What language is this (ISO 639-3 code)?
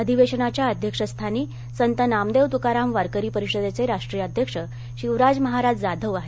mar